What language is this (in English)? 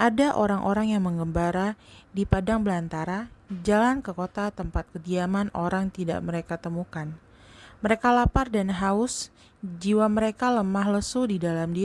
Indonesian